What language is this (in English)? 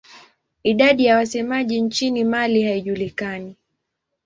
Swahili